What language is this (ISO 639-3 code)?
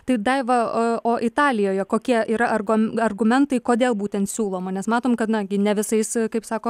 lit